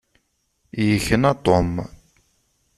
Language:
Kabyle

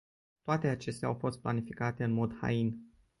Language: Romanian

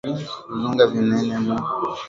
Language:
Swahili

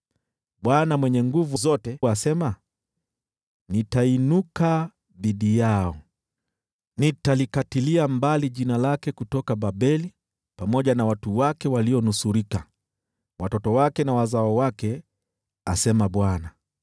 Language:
Swahili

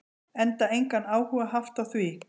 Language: Icelandic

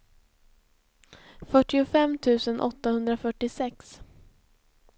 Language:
Swedish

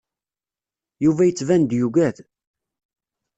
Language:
Kabyle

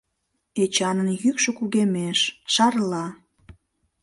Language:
Mari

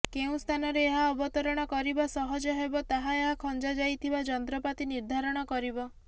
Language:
Odia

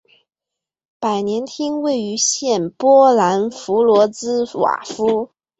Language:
Chinese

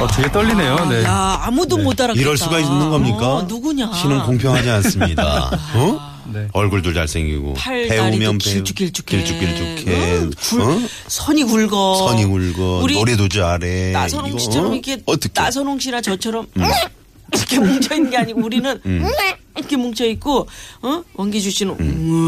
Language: Korean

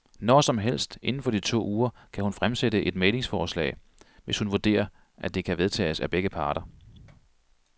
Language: Danish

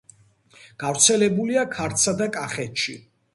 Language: Georgian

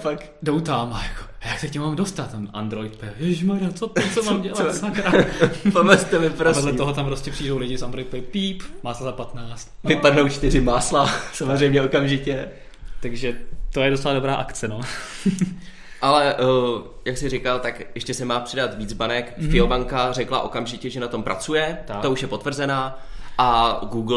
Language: Czech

